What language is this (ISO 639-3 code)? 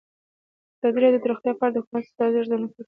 pus